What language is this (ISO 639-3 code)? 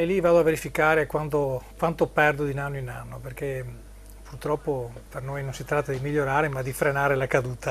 ita